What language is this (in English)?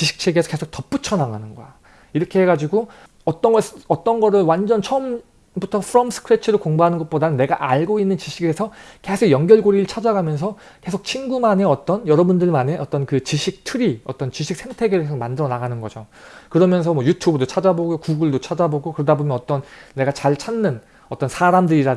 Korean